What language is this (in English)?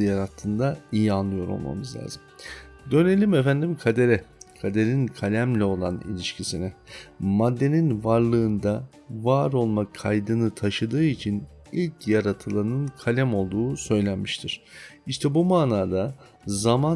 Turkish